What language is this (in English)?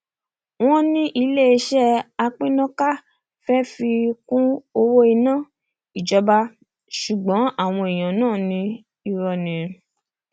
Yoruba